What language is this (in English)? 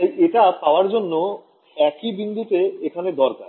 Bangla